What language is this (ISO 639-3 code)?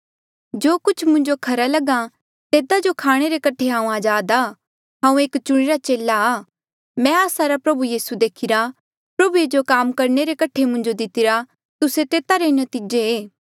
mjl